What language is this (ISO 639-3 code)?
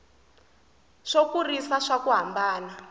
tso